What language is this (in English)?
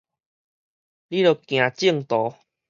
Min Nan Chinese